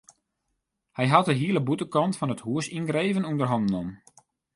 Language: Western Frisian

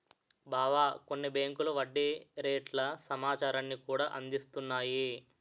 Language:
Telugu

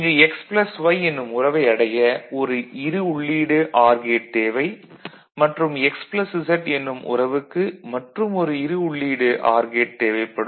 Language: Tamil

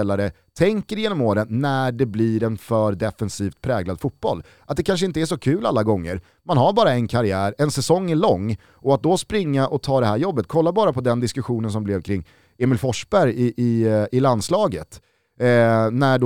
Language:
Swedish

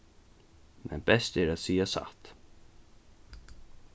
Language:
Faroese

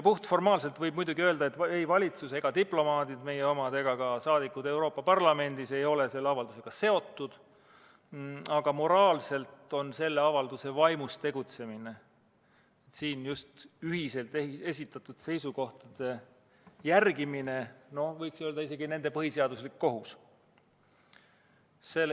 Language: Estonian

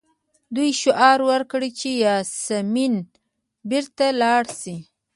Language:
Pashto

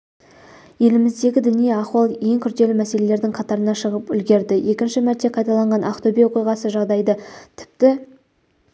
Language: Kazakh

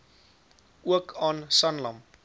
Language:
Afrikaans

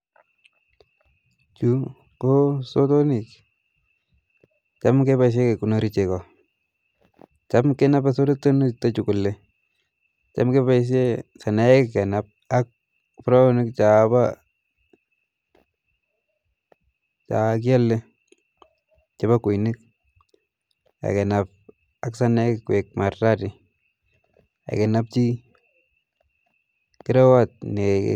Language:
Kalenjin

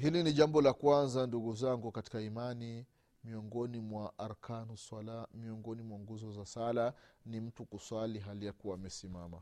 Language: Swahili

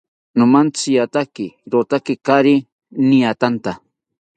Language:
South Ucayali Ashéninka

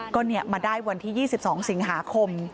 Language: Thai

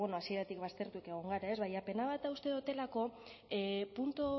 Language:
Basque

